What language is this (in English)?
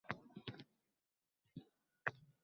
Uzbek